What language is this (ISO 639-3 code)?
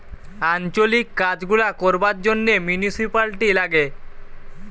ben